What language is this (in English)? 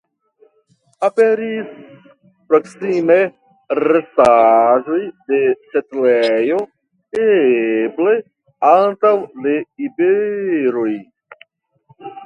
Esperanto